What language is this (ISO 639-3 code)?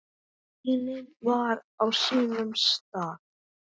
isl